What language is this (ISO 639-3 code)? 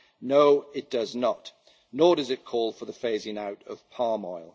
eng